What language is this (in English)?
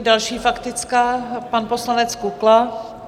Czech